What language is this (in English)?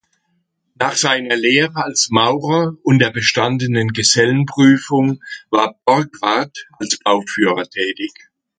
German